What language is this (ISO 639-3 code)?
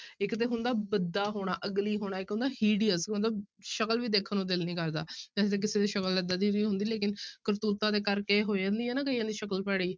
pan